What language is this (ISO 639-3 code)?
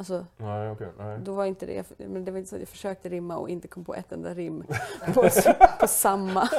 swe